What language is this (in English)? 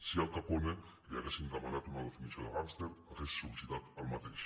Catalan